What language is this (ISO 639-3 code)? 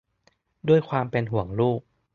tha